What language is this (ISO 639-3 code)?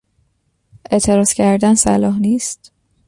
fas